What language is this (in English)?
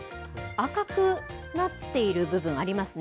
Japanese